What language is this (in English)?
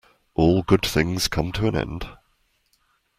English